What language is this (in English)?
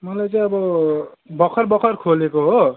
Nepali